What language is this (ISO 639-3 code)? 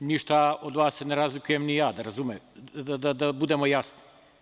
srp